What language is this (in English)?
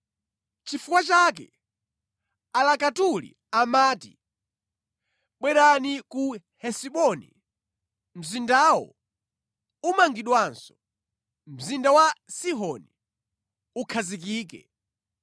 Nyanja